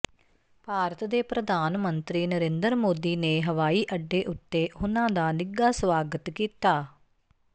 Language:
Punjabi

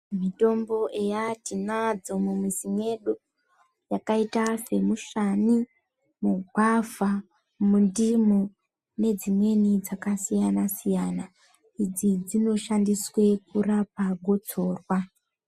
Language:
Ndau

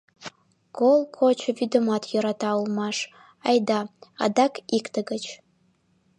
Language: Mari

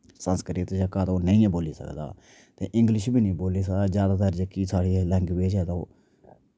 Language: Dogri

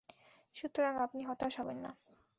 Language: Bangla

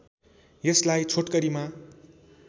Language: Nepali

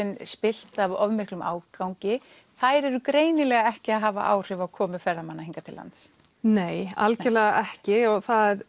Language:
Icelandic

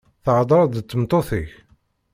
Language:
Kabyle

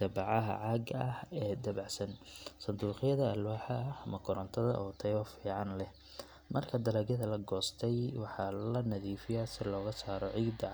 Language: Somali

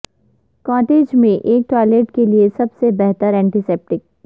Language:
Urdu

